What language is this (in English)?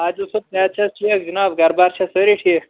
Kashmiri